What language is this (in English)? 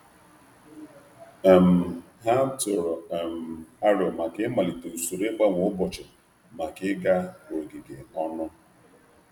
Igbo